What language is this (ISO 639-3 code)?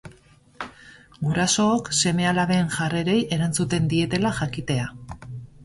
eus